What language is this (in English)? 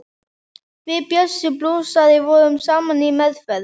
Icelandic